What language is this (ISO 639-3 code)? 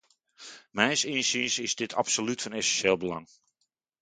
nld